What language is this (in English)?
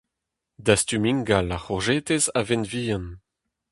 Breton